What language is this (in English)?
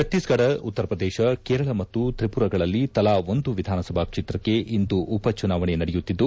Kannada